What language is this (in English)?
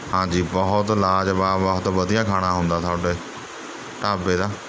Punjabi